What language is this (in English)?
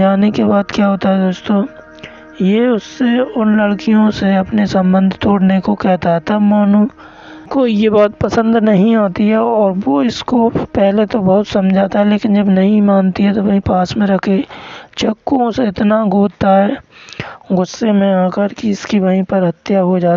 Hindi